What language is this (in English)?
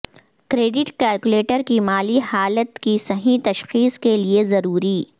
Urdu